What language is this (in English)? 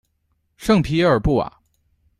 Chinese